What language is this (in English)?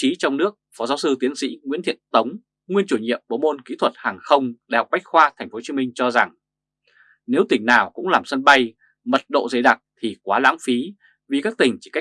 Vietnamese